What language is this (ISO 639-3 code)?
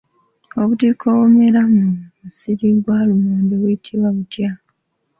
lug